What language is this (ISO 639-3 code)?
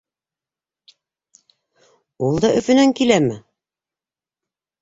bak